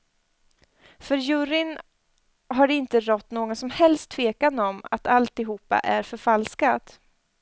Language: Swedish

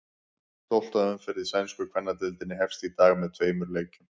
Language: Icelandic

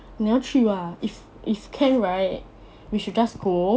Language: English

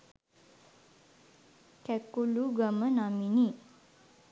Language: Sinhala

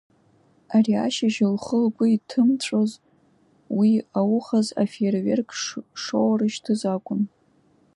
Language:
Abkhazian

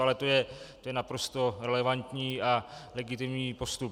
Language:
Czech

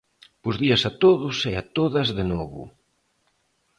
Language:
Galician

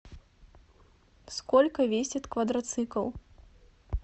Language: Russian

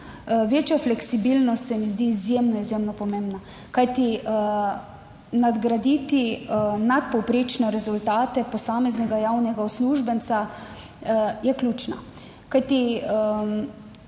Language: Slovenian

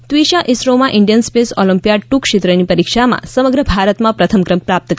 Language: Gujarati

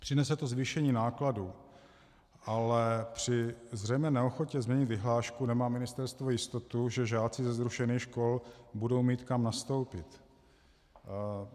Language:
Czech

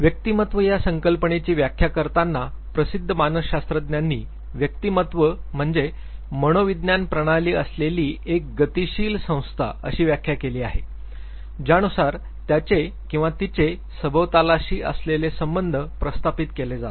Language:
Marathi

